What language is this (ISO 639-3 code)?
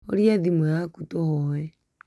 kik